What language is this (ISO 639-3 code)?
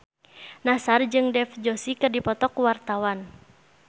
sun